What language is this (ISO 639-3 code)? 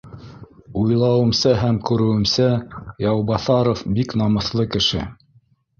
bak